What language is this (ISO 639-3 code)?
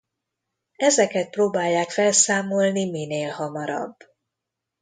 hun